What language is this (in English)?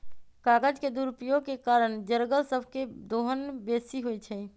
Magahi